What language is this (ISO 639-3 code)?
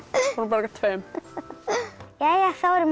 isl